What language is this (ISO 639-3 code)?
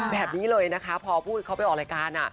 tha